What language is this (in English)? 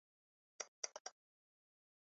Chinese